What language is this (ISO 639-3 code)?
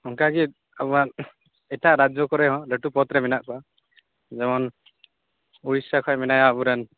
sat